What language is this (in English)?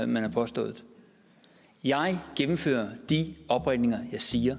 Danish